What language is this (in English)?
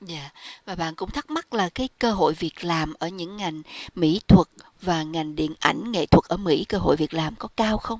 Vietnamese